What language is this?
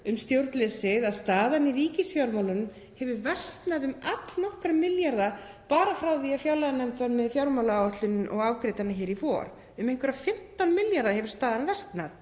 Icelandic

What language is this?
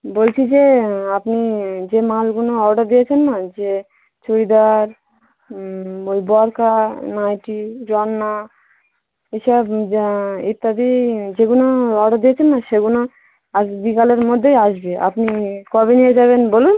Bangla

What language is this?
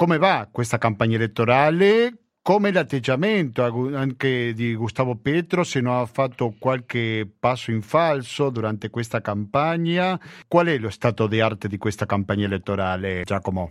Italian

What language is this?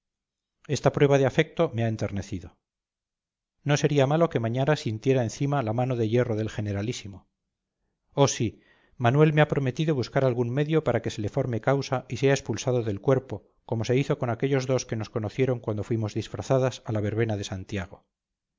Spanish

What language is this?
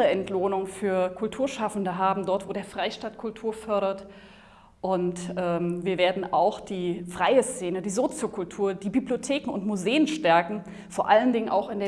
German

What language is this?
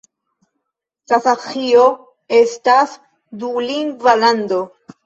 Esperanto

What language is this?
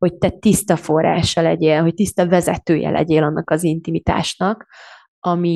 Hungarian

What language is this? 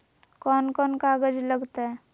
Magahi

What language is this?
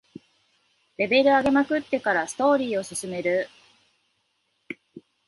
Japanese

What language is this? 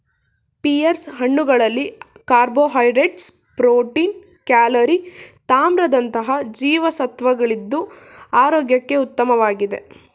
Kannada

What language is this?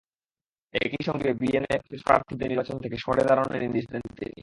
Bangla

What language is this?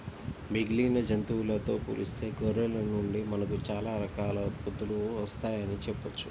Telugu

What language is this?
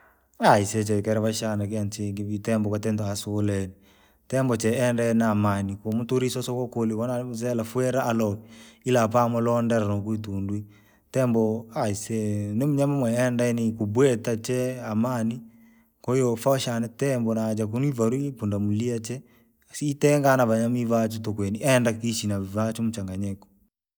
Langi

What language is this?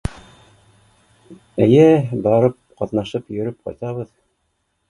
Bashkir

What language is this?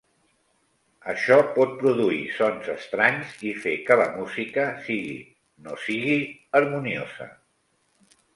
Catalan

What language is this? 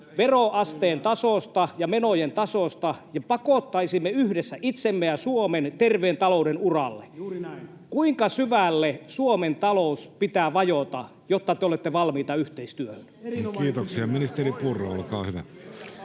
Finnish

